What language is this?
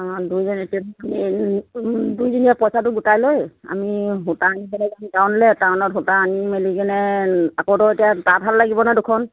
Assamese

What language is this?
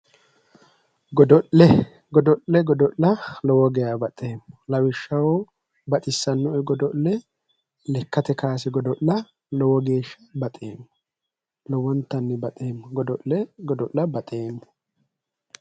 Sidamo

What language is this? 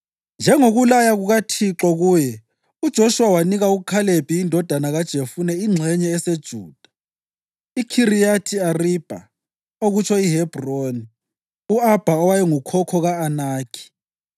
North Ndebele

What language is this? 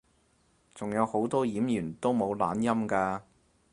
Cantonese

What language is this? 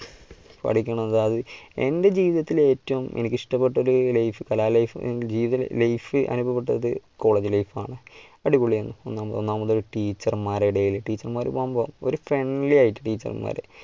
Malayalam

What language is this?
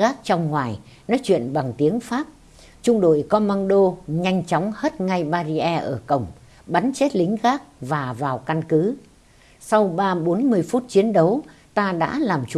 Vietnamese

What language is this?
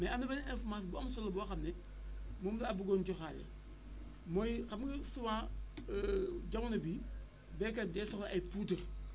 Wolof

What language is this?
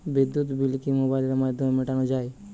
Bangla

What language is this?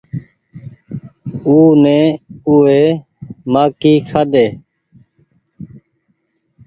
Goaria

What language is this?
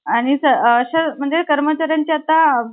Marathi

